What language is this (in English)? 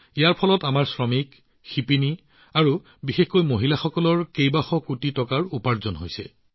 Assamese